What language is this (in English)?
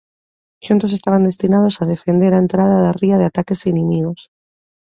Galician